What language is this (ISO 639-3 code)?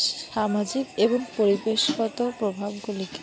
ben